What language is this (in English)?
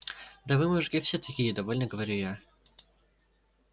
Russian